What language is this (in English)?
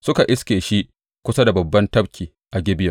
Hausa